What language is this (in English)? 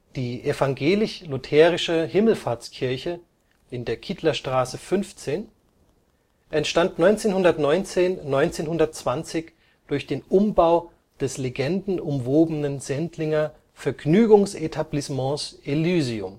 German